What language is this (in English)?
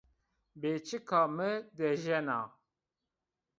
Zaza